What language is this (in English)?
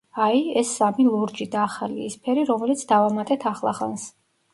Georgian